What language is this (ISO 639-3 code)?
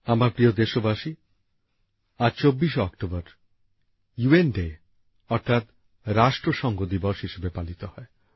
ben